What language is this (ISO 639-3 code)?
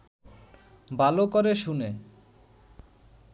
ben